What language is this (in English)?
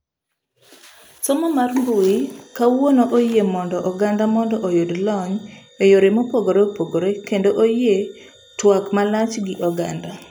Luo (Kenya and Tanzania)